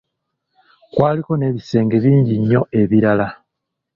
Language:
Ganda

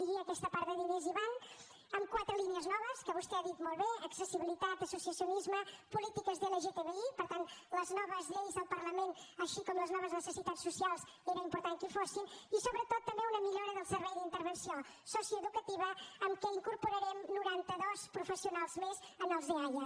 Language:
Catalan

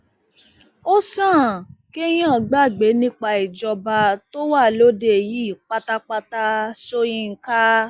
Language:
Yoruba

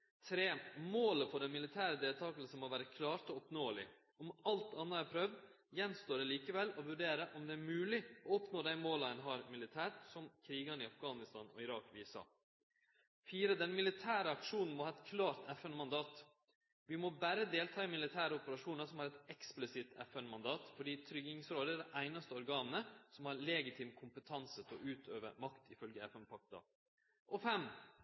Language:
Norwegian Nynorsk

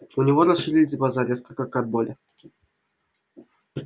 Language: Russian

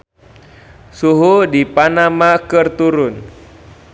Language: Sundanese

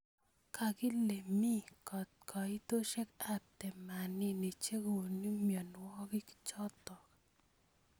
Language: Kalenjin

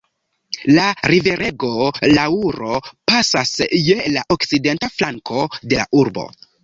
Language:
Esperanto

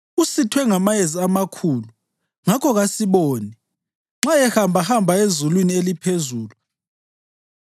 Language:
North Ndebele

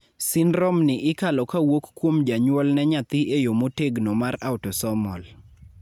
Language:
Luo (Kenya and Tanzania)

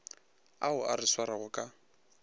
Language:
Northern Sotho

